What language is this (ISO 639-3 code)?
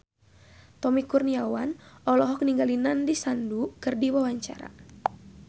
sun